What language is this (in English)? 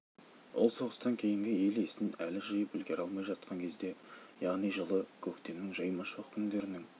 Kazakh